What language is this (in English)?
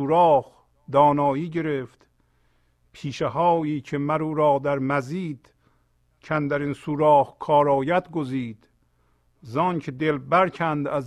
Persian